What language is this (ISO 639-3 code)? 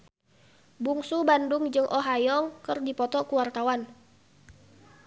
sun